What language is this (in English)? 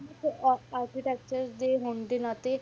Punjabi